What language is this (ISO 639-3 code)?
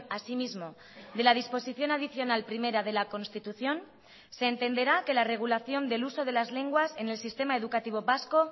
spa